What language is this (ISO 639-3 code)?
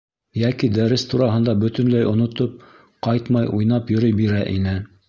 bak